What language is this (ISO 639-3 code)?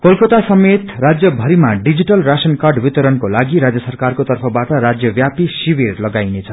nep